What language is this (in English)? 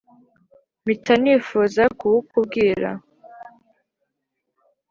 Kinyarwanda